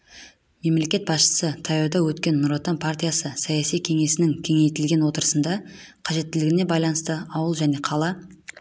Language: Kazakh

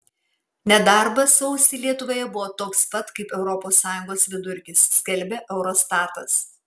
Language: Lithuanian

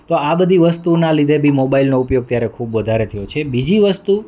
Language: Gujarati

